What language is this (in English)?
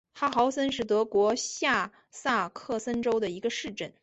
Chinese